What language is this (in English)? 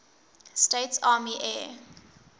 English